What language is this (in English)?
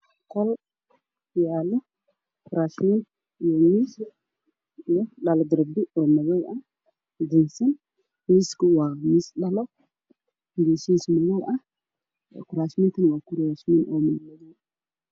Somali